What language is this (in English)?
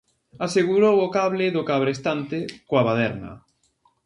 Galician